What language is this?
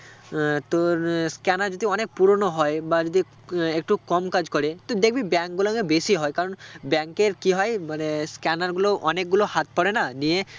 Bangla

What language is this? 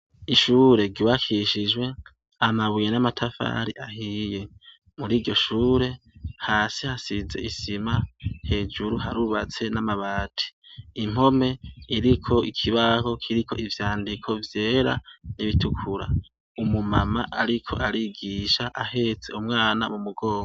Rundi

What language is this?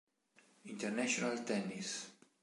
Italian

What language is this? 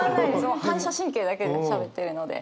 Japanese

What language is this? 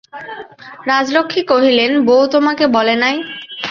Bangla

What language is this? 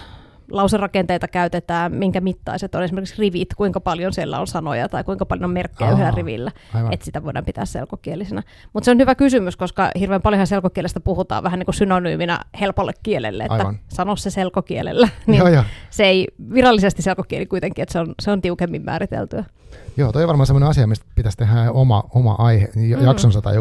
Finnish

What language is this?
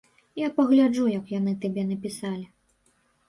Belarusian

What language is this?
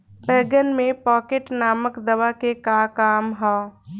Bhojpuri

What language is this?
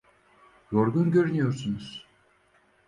Turkish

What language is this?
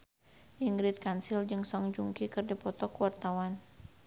Sundanese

